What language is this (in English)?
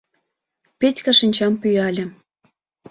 Mari